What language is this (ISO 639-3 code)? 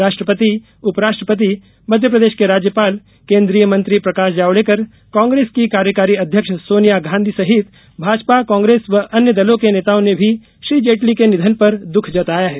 hin